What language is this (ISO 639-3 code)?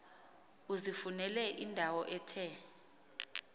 xho